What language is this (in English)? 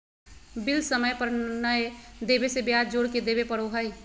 Magahi